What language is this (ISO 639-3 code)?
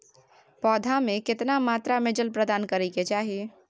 mai